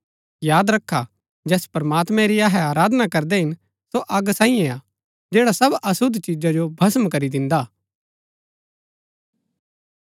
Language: Gaddi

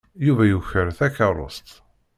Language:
Kabyle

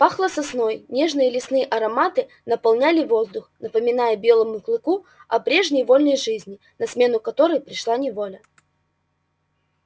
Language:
Russian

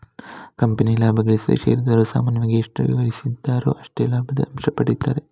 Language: Kannada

